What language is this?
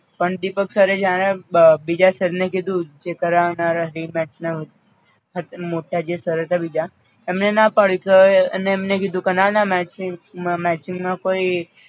Gujarati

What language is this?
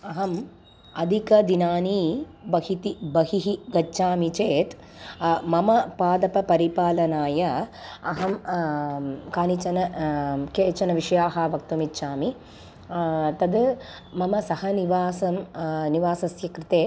Sanskrit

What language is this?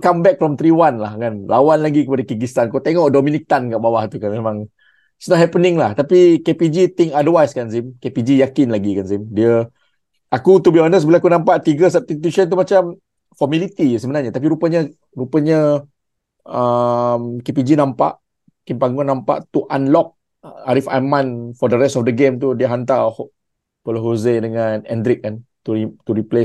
Malay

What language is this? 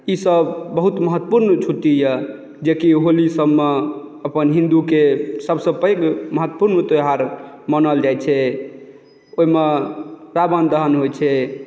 Maithili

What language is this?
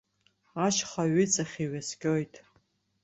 Abkhazian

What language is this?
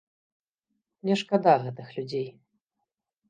Belarusian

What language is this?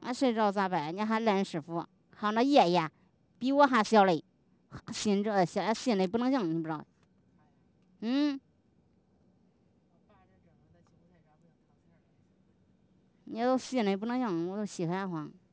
Chinese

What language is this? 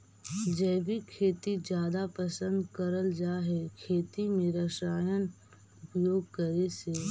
Magahi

